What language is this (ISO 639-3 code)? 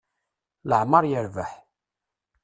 kab